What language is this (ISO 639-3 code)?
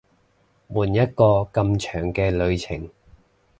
yue